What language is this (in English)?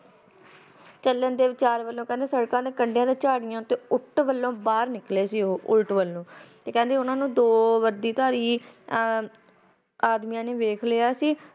Punjabi